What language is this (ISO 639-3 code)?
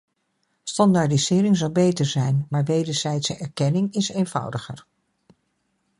nld